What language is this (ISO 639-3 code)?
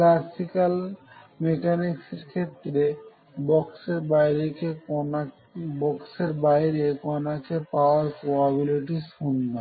ben